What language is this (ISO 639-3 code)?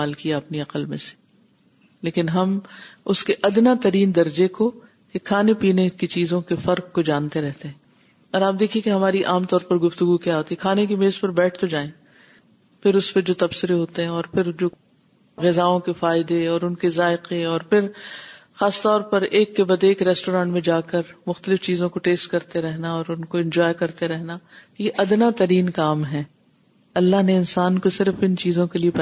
urd